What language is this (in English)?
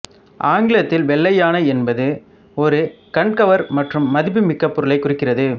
Tamil